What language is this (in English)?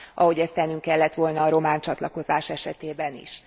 Hungarian